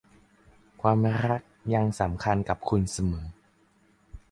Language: Thai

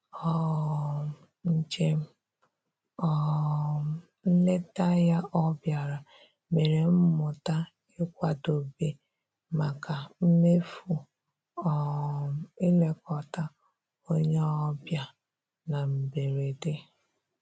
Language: Igbo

